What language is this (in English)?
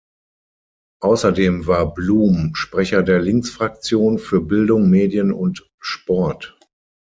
German